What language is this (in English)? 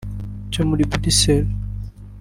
Kinyarwanda